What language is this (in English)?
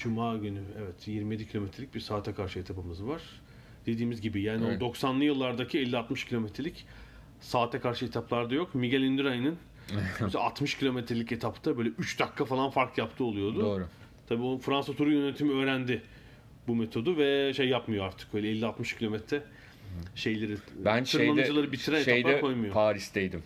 Turkish